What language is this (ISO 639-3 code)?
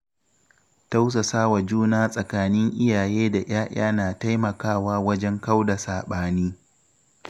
hau